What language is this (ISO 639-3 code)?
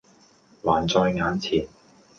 yue